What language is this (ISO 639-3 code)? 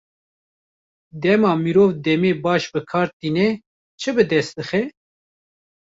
kur